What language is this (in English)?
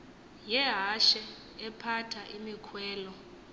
Xhosa